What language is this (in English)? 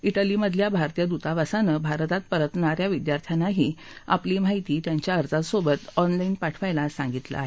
Marathi